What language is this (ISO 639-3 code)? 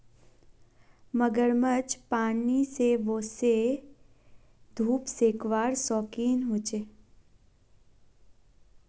mag